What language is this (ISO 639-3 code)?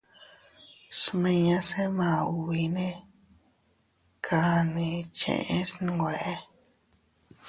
cut